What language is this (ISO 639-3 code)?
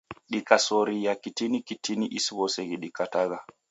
dav